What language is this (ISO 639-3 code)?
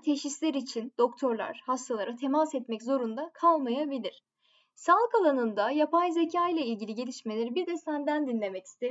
tur